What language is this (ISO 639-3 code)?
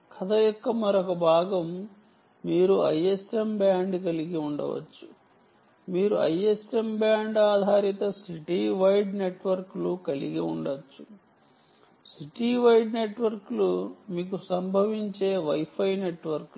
tel